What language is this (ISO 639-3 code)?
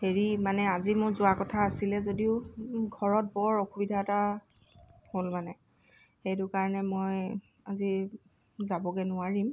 asm